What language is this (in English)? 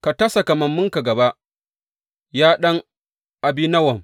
Hausa